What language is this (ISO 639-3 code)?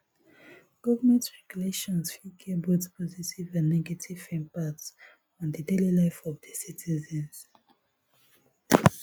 pcm